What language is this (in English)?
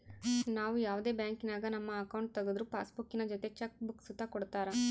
Kannada